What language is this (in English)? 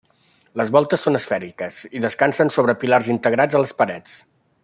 Catalan